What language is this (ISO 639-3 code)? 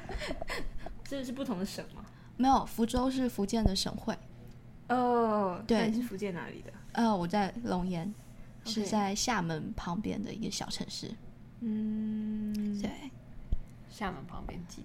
zho